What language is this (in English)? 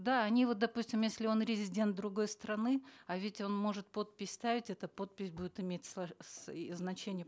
Kazakh